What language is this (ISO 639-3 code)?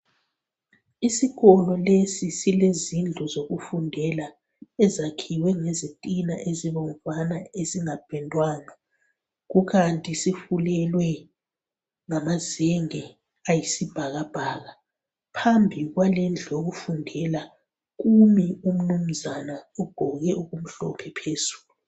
nde